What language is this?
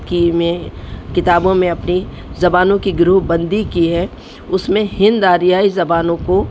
Urdu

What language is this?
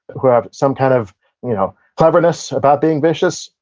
English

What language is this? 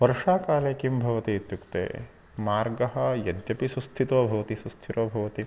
Sanskrit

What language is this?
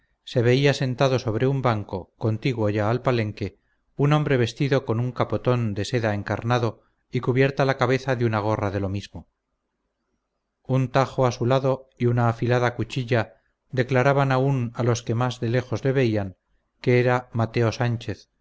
Spanish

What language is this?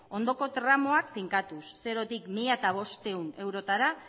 Basque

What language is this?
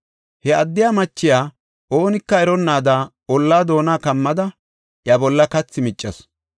Gofa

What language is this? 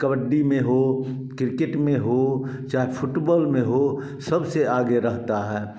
Hindi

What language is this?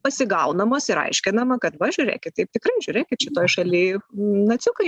Lithuanian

